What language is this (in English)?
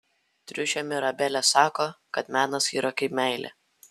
Lithuanian